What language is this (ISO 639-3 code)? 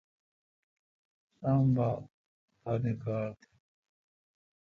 xka